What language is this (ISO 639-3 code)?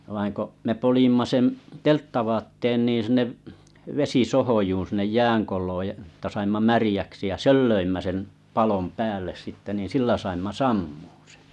fin